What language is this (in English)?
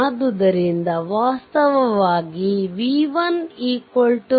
Kannada